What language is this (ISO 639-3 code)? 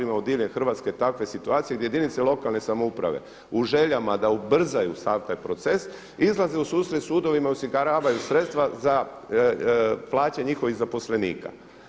hrv